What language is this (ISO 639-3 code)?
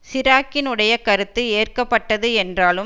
tam